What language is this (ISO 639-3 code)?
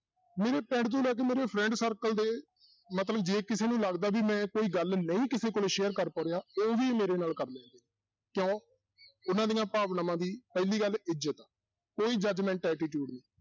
pan